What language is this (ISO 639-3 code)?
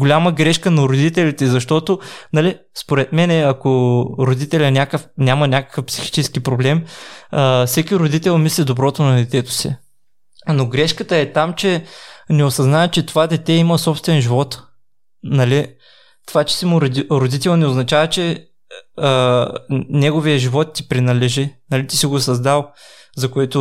bul